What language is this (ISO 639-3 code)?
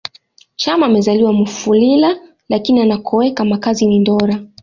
swa